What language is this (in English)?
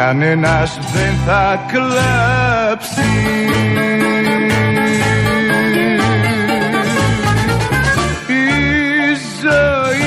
Greek